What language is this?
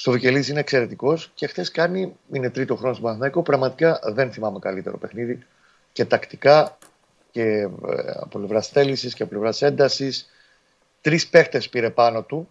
Greek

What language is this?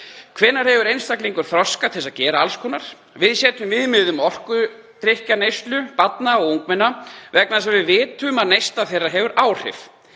Icelandic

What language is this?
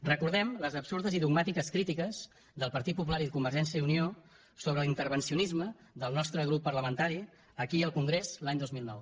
Catalan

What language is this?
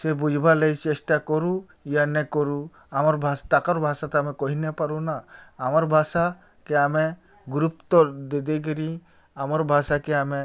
Odia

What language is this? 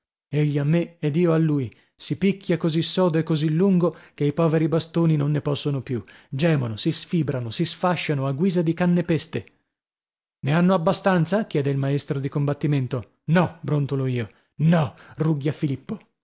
Italian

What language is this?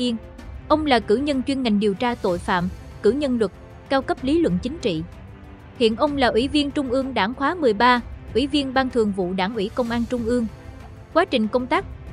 Vietnamese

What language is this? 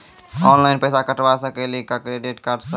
Maithili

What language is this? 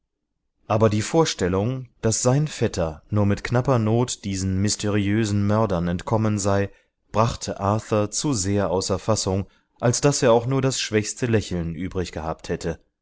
German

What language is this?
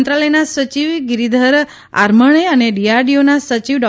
Gujarati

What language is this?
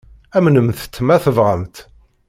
Kabyle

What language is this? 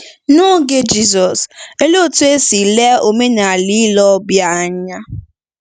Igbo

